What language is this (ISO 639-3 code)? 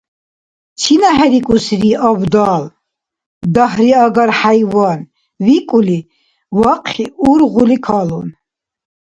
dar